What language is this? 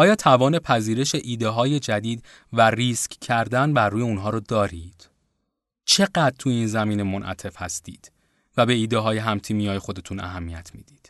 Persian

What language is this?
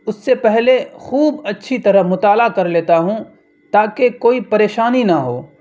Urdu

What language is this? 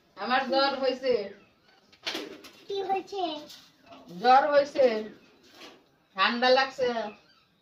Bangla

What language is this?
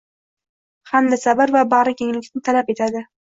Uzbek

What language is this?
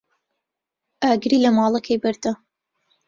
Central Kurdish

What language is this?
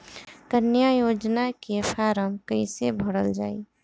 Bhojpuri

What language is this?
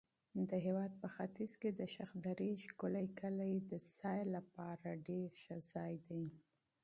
Pashto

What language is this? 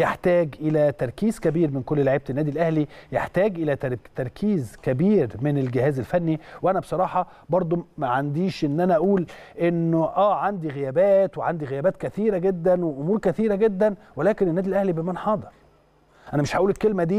Arabic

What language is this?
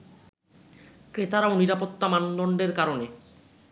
Bangla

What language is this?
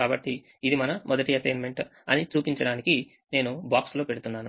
Telugu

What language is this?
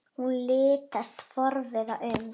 Icelandic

